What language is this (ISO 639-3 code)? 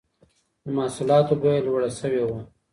pus